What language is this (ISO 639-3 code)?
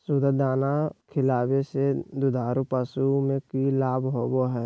mag